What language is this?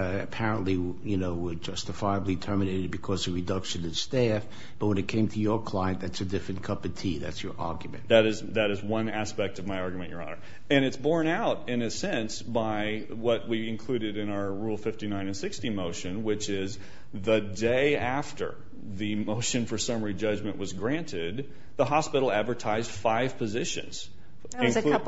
English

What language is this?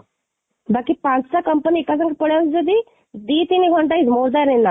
Odia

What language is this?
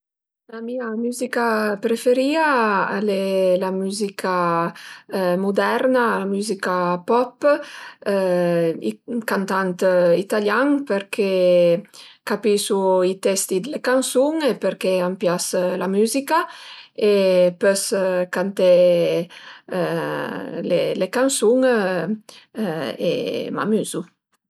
Piedmontese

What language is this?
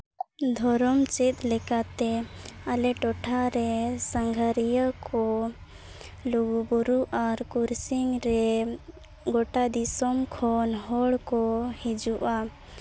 Santali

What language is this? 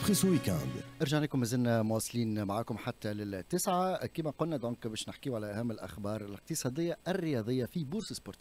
Arabic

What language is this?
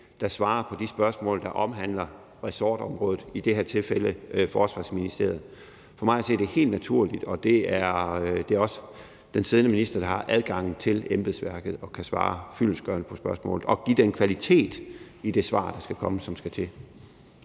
Danish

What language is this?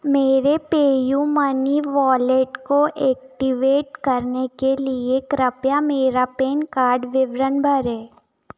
Hindi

